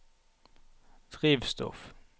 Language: Norwegian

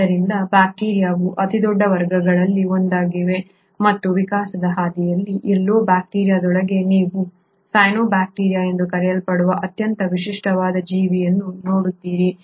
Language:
Kannada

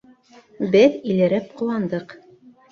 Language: Bashkir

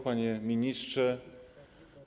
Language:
Polish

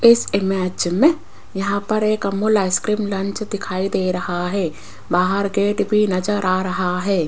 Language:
Hindi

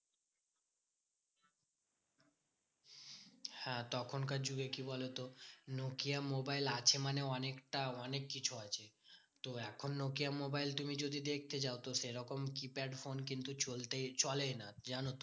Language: Bangla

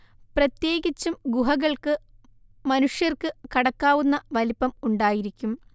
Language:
Malayalam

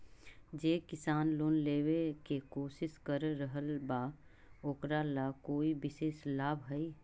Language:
Magahi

